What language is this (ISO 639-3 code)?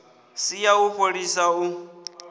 ven